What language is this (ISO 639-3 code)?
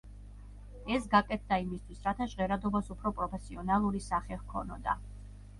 kat